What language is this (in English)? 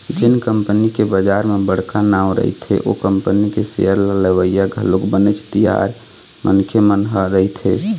Chhattisgarhi